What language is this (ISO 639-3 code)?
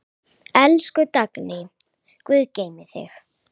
isl